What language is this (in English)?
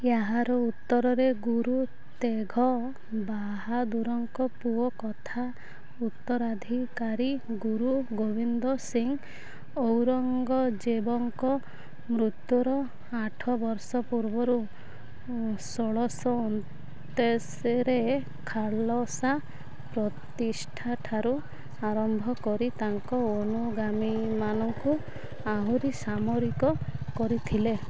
Odia